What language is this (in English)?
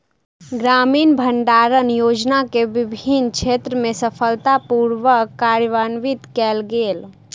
Maithili